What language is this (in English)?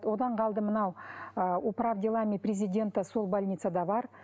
Kazakh